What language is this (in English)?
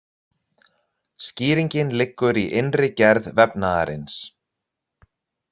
Icelandic